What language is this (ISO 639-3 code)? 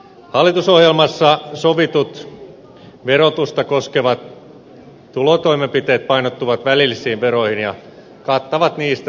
fin